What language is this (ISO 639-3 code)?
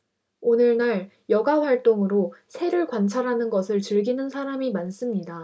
kor